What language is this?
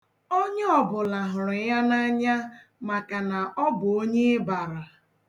Igbo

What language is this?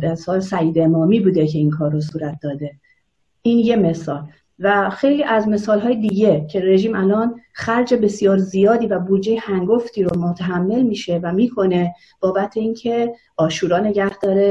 Persian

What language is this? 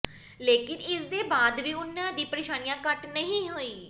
Punjabi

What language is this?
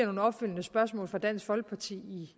Danish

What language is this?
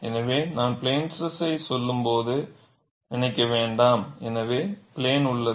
Tamil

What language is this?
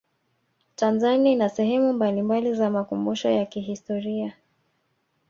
Swahili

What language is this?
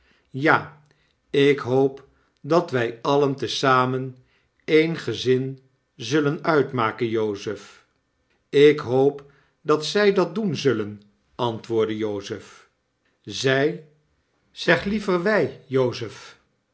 Dutch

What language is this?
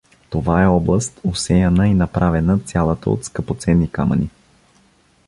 Bulgarian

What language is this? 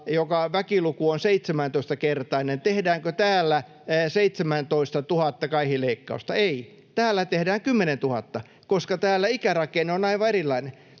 Finnish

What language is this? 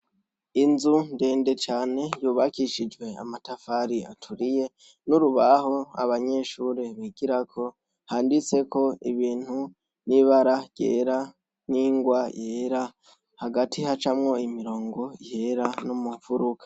Rundi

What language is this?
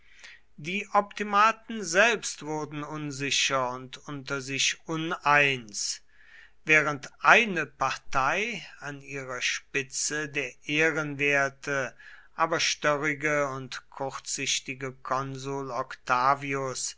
German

